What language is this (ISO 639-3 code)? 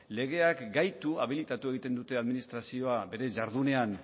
eus